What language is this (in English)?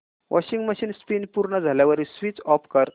Marathi